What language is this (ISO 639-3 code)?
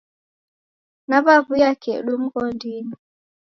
dav